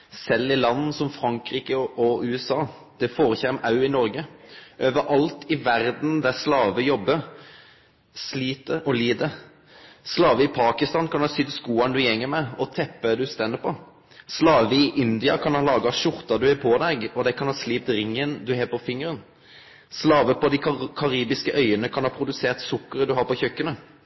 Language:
Norwegian Nynorsk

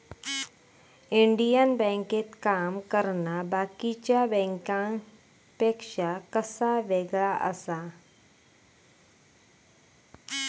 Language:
Marathi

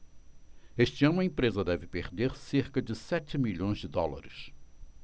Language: Portuguese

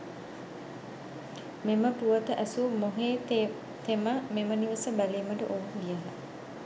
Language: Sinhala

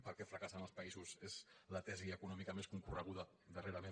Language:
Catalan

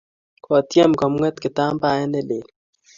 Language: Kalenjin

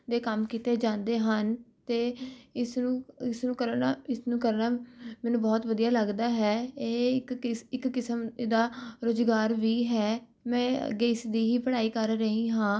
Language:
Punjabi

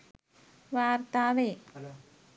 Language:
Sinhala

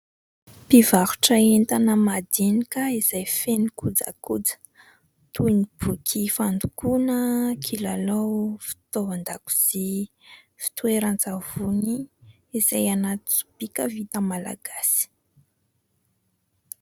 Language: Malagasy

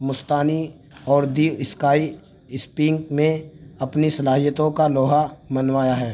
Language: Urdu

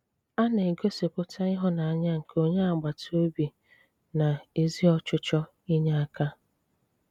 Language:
Igbo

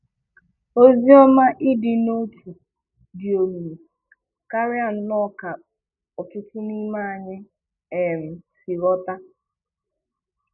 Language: Igbo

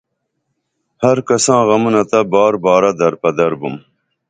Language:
Dameli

